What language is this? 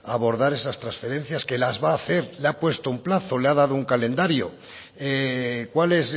Spanish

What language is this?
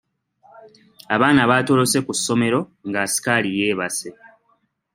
Ganda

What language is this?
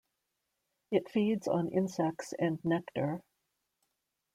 English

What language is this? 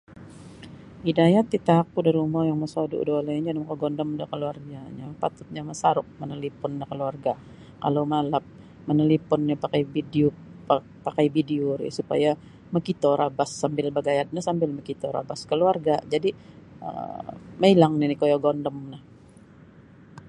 Sabah Bisaya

